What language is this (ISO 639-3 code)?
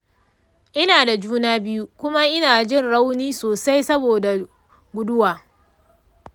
hau